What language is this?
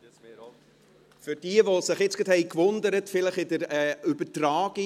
Swiss German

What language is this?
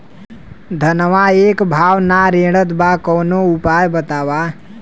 Bhojpuri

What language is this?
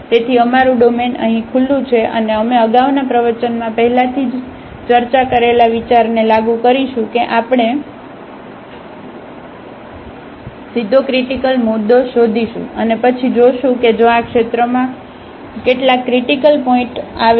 Gujarati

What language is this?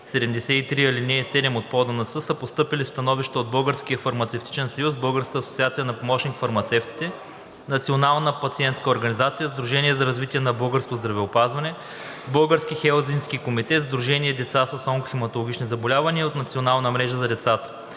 Bulgarian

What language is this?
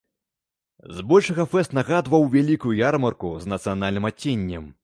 Belarusian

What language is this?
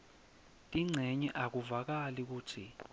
Swati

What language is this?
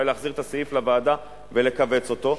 Hebrew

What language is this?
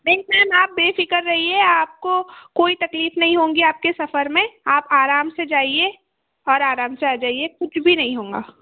Hindi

